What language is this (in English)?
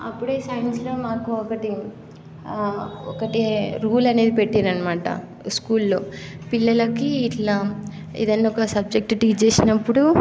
Telugu